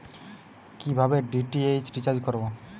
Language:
Bangla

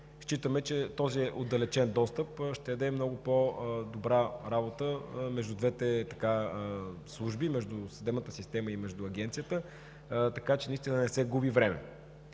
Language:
Bulgarian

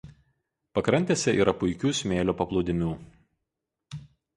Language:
Lithuanian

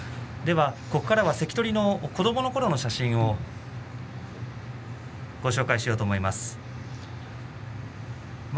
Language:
Japanese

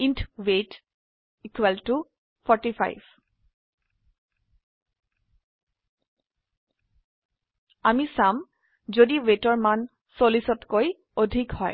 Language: Assamese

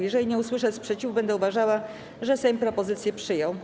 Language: Polish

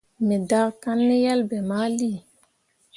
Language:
Mundang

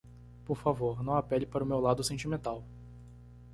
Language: Portuguese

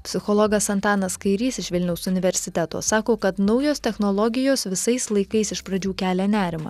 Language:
Lithuanian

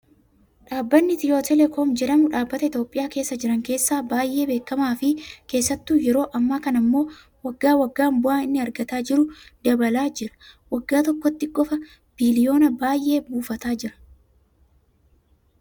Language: Oromo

